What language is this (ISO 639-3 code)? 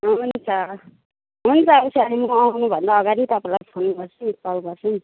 nep